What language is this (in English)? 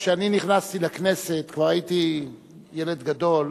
Hebrew